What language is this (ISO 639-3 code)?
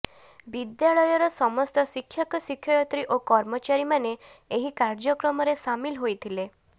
ori